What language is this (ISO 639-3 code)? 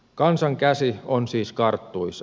fin